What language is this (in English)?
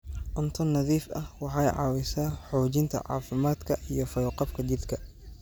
Somali